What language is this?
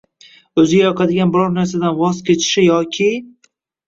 Uzbek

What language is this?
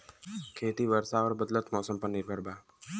Bhojpuri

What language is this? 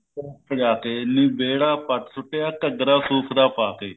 Punjabi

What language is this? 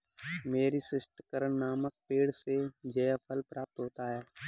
Hindi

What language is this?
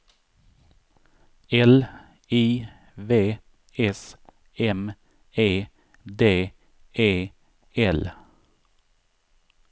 Swedish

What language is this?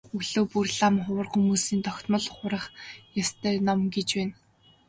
Mongolian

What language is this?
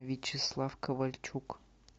Russian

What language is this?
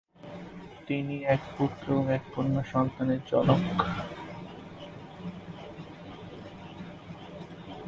Bangla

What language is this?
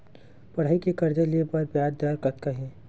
Chhattisgarhi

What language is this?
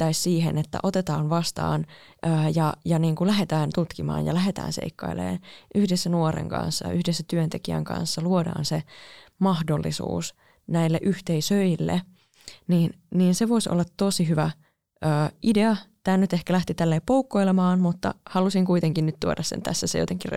Finnish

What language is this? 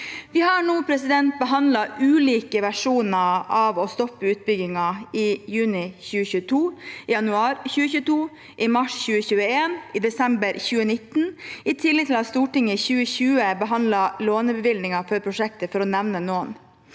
Norwegian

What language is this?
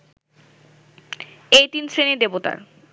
Bangla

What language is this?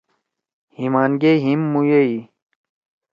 Torwali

